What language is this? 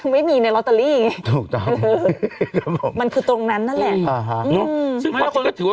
Thai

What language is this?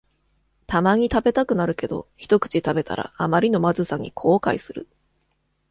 Japanese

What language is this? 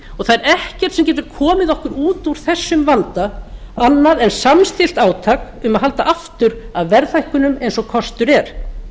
Icelandic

